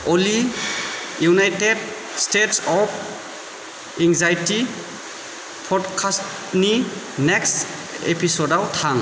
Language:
Bodo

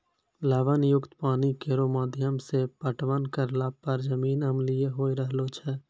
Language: Maithili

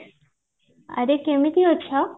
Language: Odia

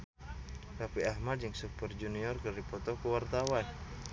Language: Sundanese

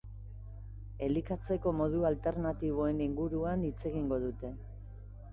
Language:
Basque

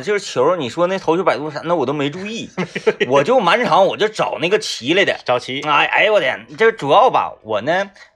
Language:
Chinese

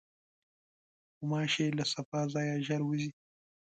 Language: Pashto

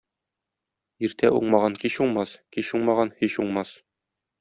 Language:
Tatar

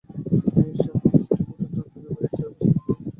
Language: Bangla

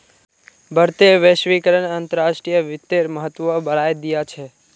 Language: Magahi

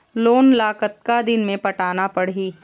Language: Chhattisgarhi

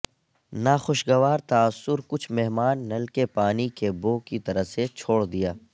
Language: Urdu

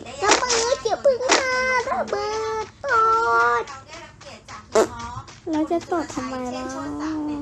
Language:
Thai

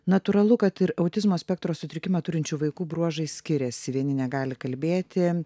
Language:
Lithuanian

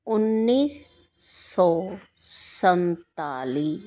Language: Punjabi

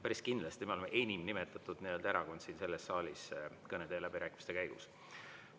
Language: Estonian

